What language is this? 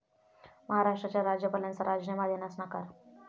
Marathi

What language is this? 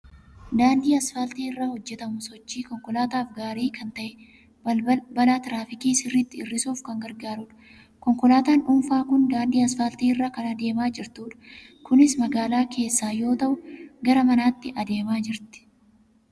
Oromo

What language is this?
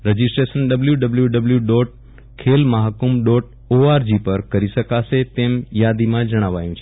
Gujarati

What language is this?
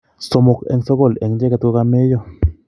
Kalenjin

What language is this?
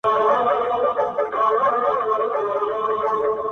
Pashto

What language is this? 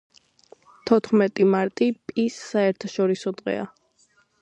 Georgian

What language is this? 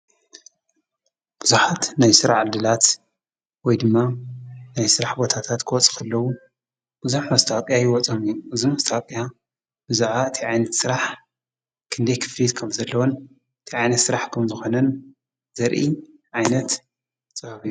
Tigrinya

